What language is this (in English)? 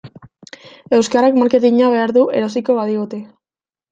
Basque